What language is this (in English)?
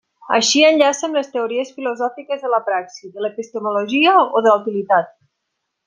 Catalan